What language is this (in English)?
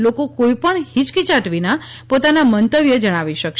Gujarati